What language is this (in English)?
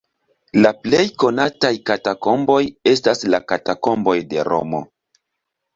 Esperanto